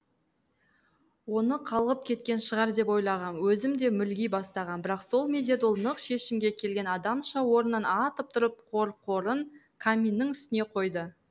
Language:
Kazakh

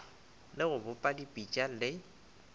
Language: Northern Sotho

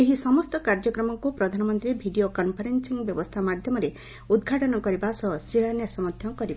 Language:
Odia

